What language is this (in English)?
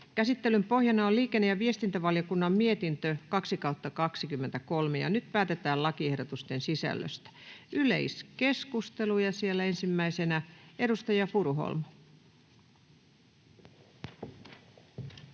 Finnish